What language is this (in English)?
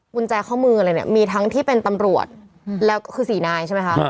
Thai